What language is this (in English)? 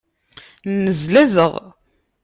Kabyle